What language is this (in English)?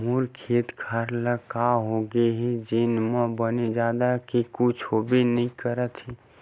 Chhattisgarhi